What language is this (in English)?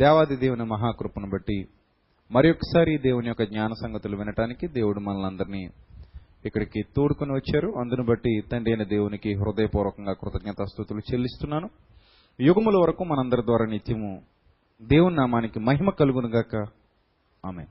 Telugu